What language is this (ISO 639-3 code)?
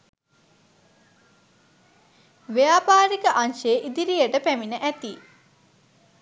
sin